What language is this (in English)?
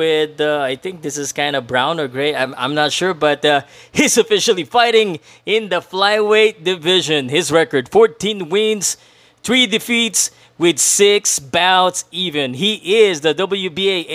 Filipino